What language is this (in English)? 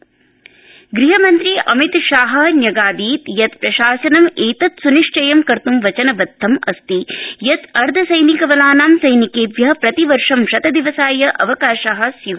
Sanskrit